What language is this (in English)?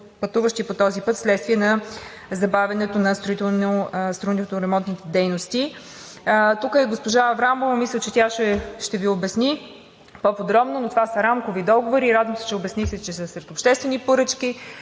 Bulgarian